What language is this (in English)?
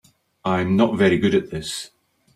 English